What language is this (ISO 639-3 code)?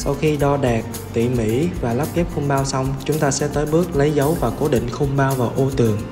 vie